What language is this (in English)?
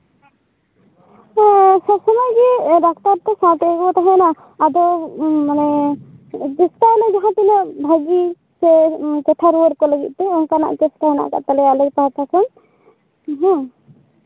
Santali